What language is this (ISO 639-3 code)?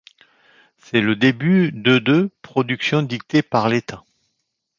fra